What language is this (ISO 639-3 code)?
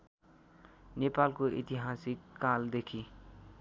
nep